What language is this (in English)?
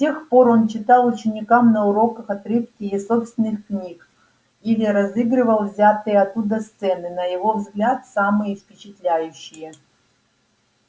Russian